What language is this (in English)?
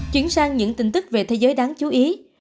Vietnamese